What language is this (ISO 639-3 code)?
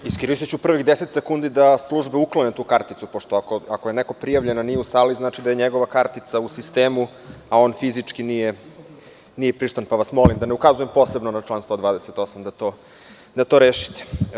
srp